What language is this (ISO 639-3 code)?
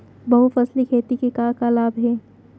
hne